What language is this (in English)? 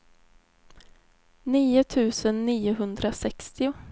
Swedish